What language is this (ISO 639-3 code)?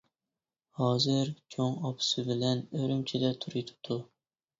uig